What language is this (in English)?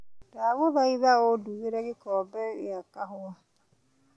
Kikuyu